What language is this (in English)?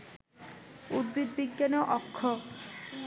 Bangla